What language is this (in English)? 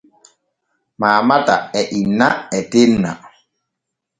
Borgu Fulfulde